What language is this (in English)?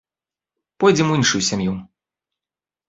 Belarusian